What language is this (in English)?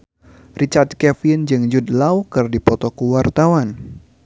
Sundanese